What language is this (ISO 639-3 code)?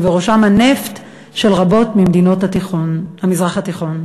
heb